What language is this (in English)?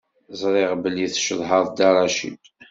Kabyle